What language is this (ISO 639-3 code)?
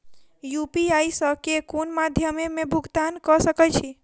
mai